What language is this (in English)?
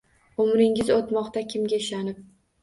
Uzbek